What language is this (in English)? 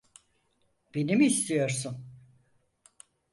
Turkish